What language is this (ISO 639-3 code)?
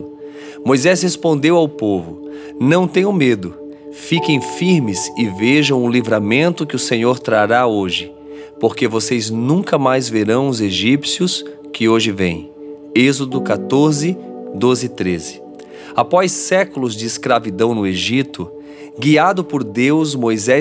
por